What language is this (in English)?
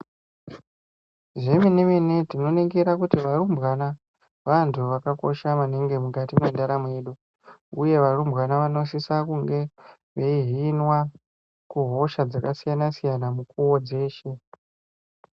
Ndau